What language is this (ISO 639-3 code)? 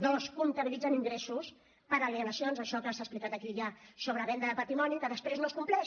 cat